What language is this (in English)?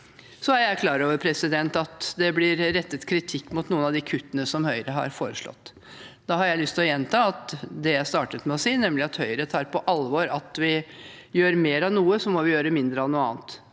Norwegian